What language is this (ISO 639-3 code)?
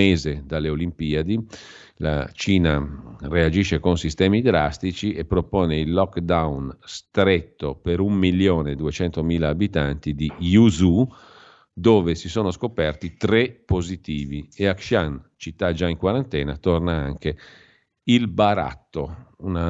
ita